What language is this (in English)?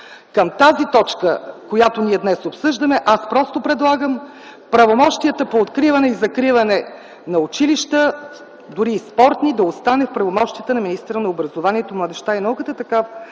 Bulgarian